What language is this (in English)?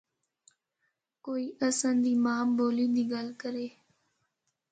Northern Hindko